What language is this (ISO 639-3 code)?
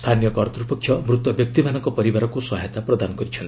ori